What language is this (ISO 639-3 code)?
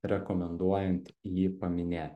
lit